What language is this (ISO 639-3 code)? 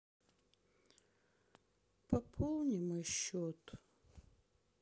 rus